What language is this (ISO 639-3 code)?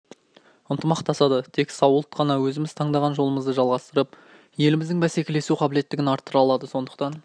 kaz